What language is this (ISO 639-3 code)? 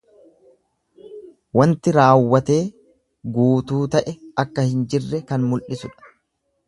orm